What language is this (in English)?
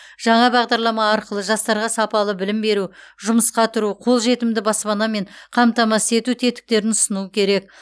Kazakh